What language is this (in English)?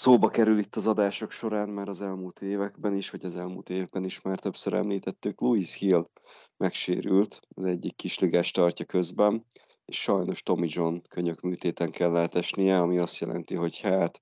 Hungarian